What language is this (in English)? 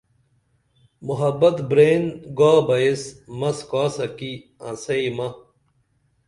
Dameli